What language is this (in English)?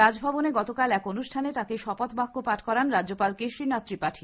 Bangla